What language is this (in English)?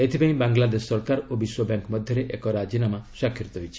Odia